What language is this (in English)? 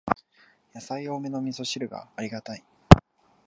Japanese